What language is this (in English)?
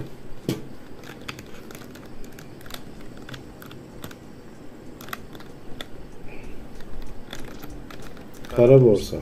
Turkish